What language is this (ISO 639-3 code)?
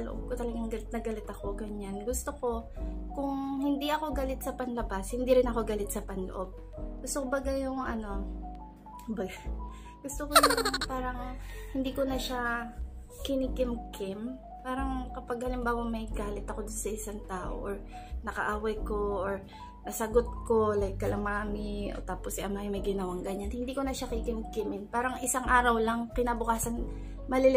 fil